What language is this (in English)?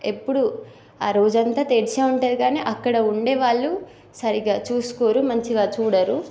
Telugu